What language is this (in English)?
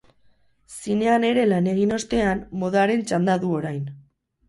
Basque